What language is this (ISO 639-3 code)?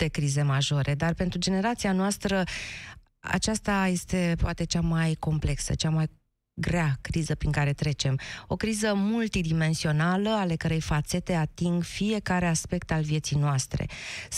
ron